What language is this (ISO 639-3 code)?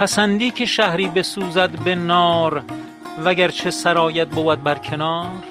fas